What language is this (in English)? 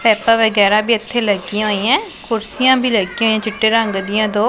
Punjabi